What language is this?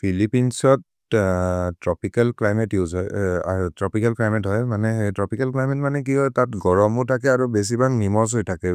Maria (India)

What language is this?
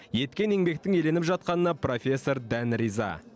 Kazakh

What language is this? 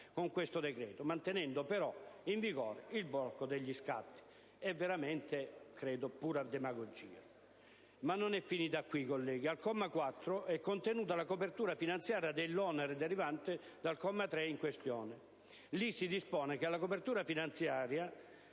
Italian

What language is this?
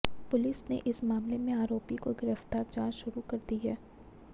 Hindi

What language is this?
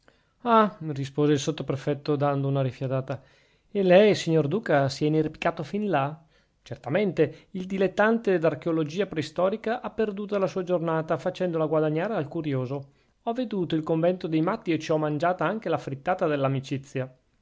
Italian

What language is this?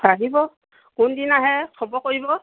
Assamese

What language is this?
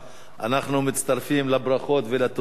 Hebrew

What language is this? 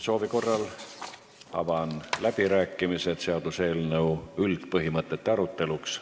Estonian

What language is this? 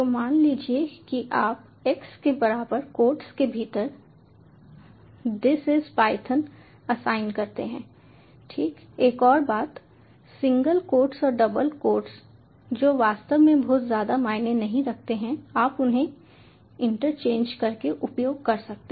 Hindi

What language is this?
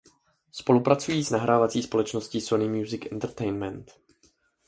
Czech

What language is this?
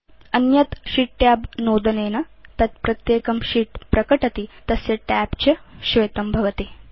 Sanskrit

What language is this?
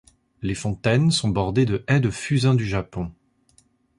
French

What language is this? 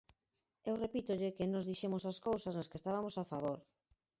Galician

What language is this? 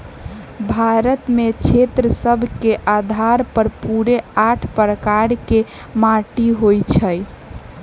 Magahi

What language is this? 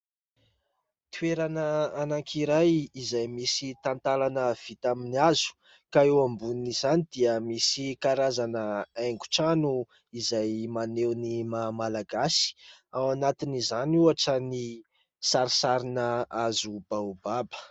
Malagasy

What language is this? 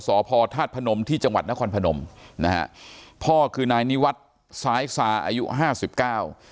Thai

